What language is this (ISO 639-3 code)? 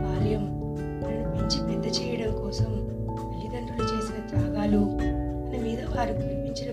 tel